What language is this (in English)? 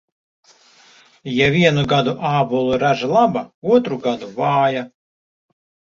Latvian